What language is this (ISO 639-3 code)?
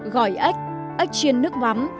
vie